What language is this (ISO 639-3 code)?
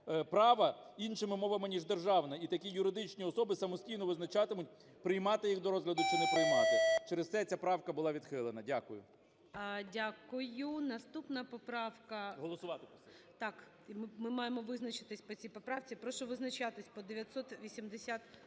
ukr